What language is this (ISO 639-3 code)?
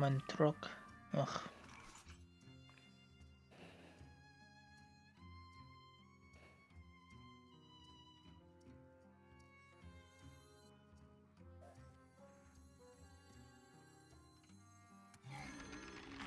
deu